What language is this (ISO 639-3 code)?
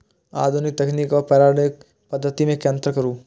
mai